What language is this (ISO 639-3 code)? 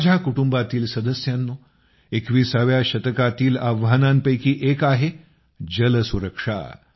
mar